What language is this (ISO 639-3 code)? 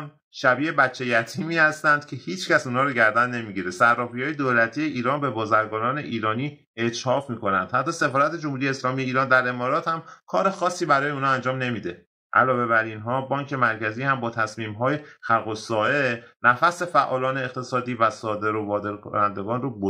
fas